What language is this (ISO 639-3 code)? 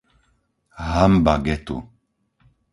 slk